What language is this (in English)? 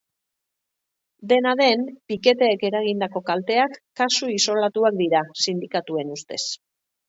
Basque